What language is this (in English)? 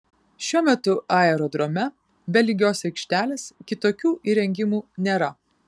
Lithuanian